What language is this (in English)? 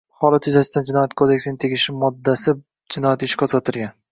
Uzbek